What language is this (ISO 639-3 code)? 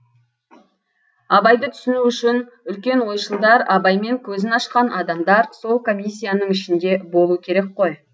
kaz